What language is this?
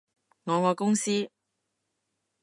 Cantonese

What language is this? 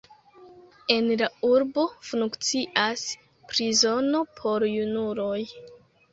Esperanto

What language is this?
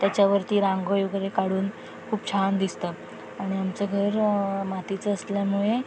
Marathi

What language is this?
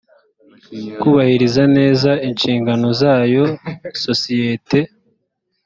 Kinyarwanda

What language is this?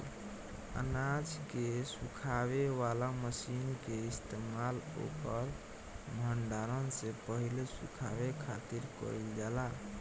Bhojpuri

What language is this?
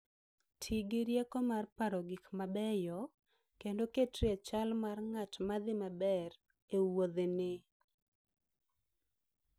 Luo (Kenya and Tanzania)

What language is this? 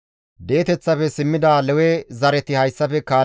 Gamo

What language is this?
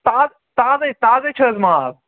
Kashmiri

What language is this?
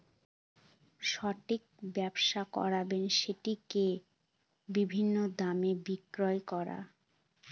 Bangla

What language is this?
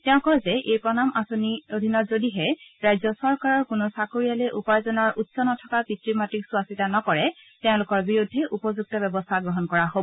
Assamese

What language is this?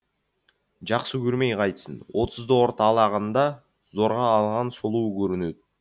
Kazakh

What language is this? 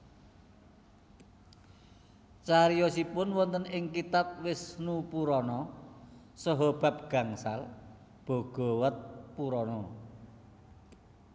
Javanese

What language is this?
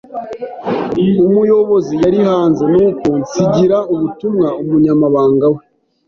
Kinyarwanda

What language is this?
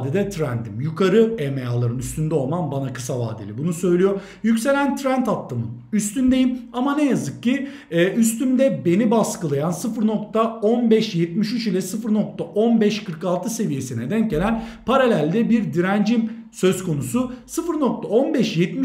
Turkish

